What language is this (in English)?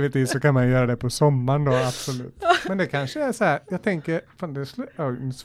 Swedish